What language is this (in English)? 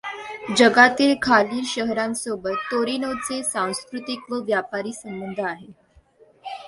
Marathi